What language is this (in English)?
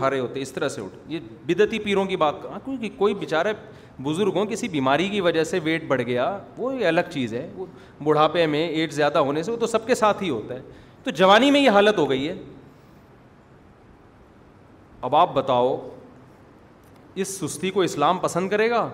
Urdu